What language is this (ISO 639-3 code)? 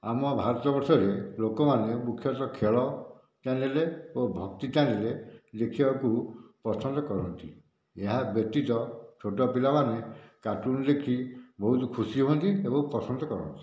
ori